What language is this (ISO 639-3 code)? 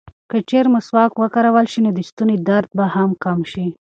pus